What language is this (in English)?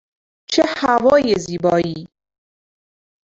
Persian